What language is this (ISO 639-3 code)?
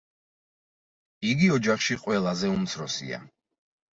kat